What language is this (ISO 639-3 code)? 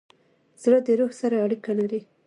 pus